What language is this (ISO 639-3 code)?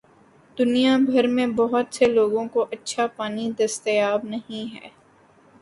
urd